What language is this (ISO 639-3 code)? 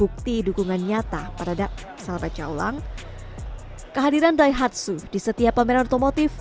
ind